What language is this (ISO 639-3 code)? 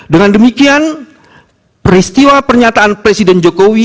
ind